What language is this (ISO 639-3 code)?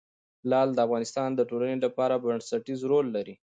pus